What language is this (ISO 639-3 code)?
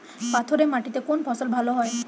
ben